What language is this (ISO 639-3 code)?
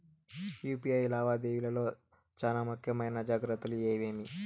tel